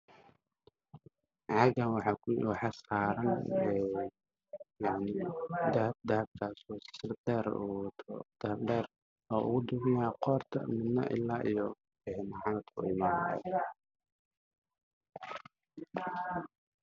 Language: Somali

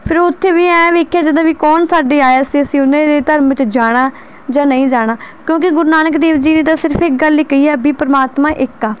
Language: Punjabi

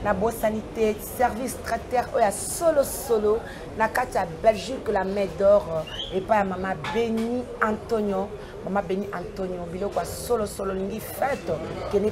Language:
French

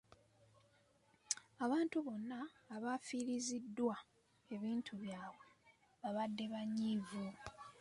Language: Ganda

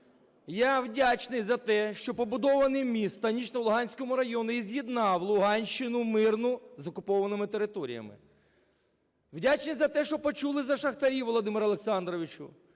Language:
Ukrainian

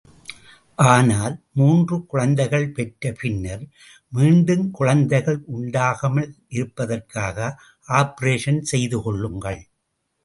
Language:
Tamil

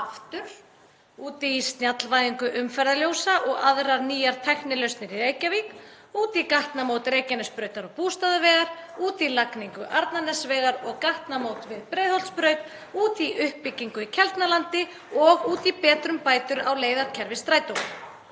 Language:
Icelandic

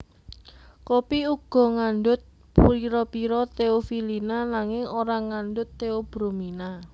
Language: Javanese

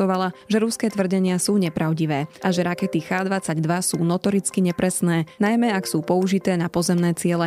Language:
Slovak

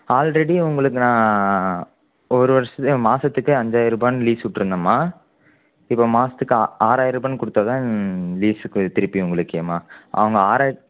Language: Tamil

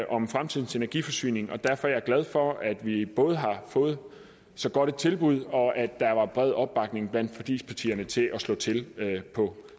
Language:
Danish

